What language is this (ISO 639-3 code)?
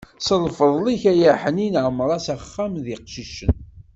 kab